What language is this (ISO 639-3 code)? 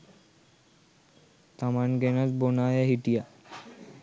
sin